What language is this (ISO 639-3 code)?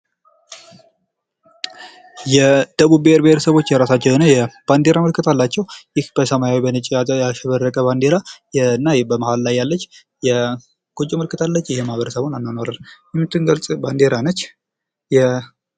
amh